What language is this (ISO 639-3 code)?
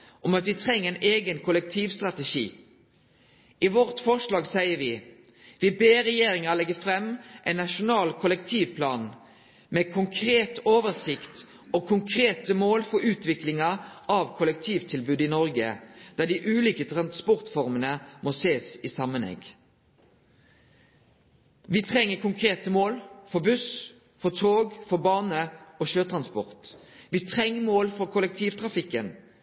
nno